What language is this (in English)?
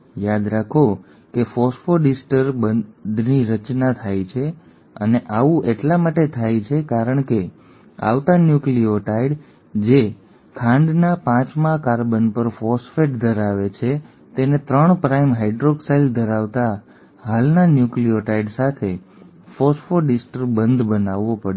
Gujarati